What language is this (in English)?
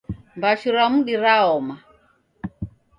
Taita